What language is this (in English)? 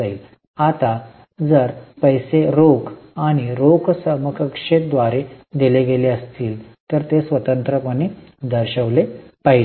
Marathi